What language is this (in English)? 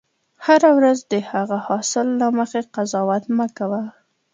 Pashto